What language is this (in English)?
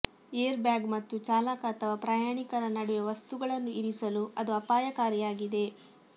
Kannada